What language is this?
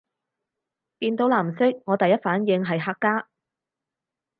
Cantonese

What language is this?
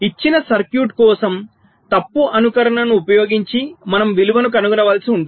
Telugu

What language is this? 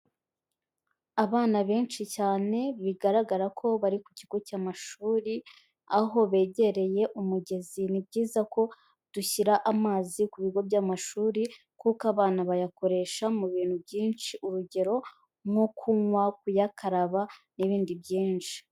Kinyarwanda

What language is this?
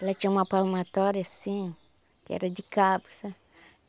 Portuguese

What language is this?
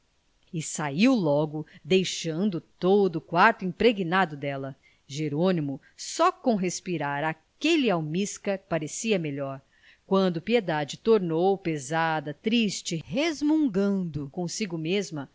Portuguese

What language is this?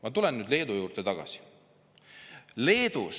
Estonian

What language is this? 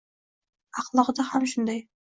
Uzbek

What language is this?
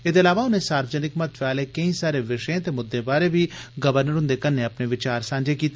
Dogri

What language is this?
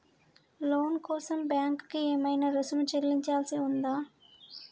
Telugu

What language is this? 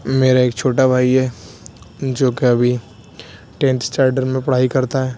Urdu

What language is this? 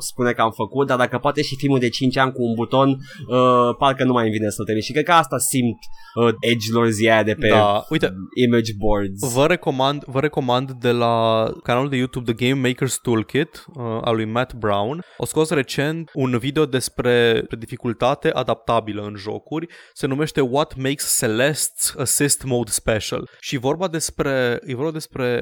Romanian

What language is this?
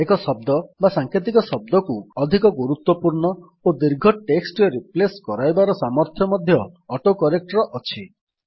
Odia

